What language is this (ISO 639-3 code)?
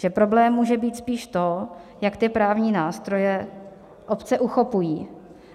ces